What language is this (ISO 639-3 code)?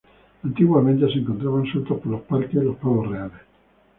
spa